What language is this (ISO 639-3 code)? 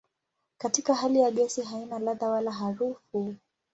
swa